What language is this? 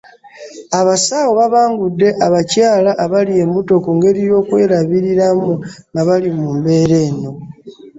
Ganda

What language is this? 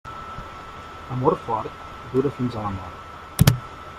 Catalan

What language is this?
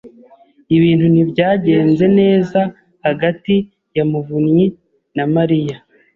Kinyarwanda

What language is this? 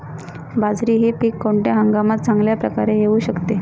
Marathi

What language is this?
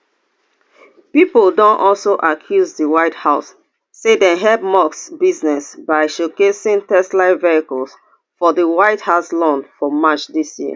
Nigerian Pidgin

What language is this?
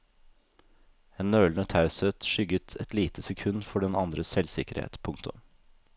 Norwegian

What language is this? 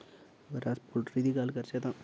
Dogri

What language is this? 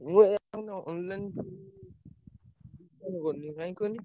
Odia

